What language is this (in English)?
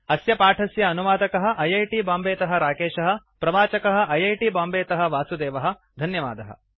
Sanskrit